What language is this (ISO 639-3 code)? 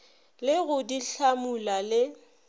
nso